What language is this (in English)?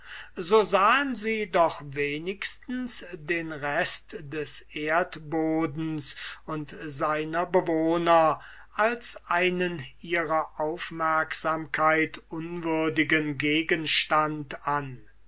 German